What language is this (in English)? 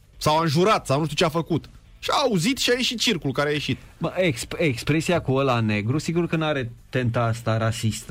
Romanian